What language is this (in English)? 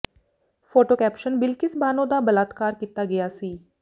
Punjabi